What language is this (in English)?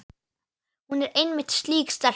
Icelandic